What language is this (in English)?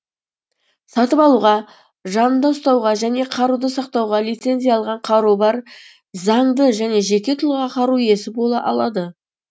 Kazakh